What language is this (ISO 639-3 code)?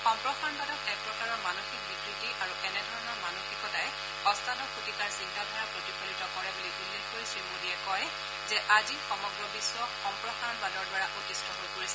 asm